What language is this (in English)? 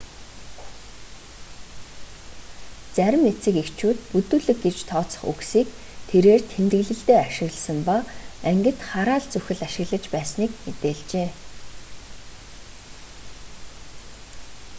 Mongolian